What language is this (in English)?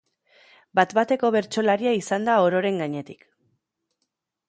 Basque